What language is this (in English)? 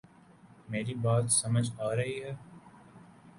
Urdu